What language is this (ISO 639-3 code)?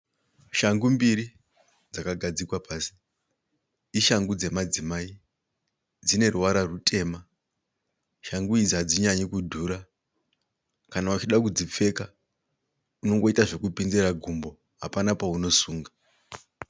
sna